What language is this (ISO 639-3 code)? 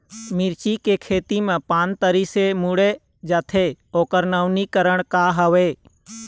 hne